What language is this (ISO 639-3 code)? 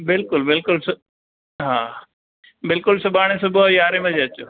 snd